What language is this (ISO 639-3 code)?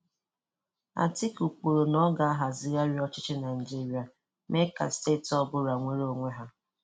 ibo